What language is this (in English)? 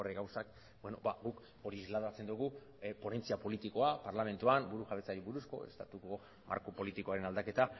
Basque